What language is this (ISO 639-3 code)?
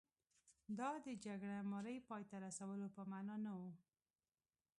pus